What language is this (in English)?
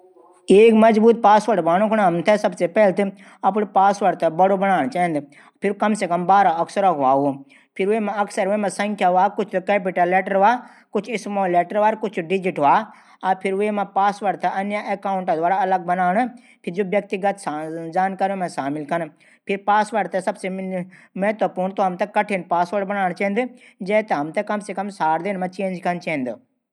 Garhwali